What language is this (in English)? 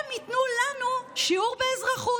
Hebrew